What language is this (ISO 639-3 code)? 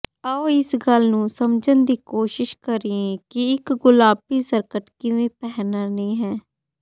pan